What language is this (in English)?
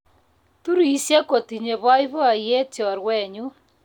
Kalenjin